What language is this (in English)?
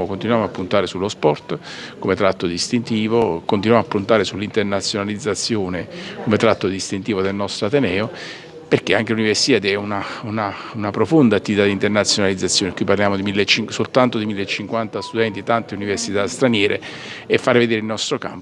Italian